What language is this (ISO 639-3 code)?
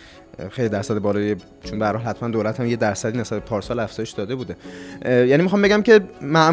fas